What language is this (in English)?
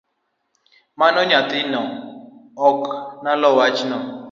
Luo (Kenya and Tanzania)